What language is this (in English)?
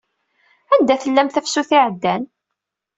Kabyle